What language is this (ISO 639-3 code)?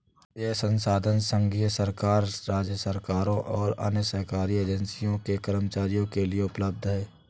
hin